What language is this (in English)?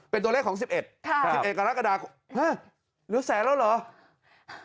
Thai